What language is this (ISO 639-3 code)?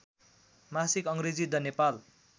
nep